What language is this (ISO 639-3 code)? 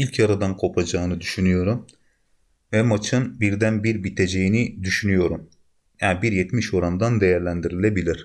tur